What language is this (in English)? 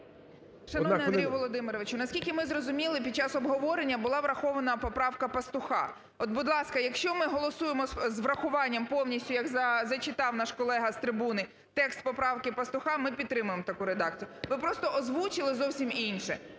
Ukrainian